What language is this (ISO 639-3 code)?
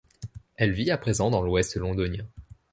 fra